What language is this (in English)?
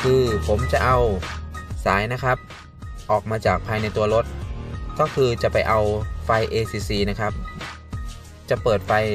Thai